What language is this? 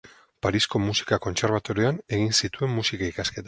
Basque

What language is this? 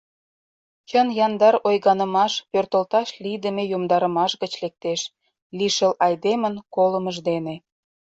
Mari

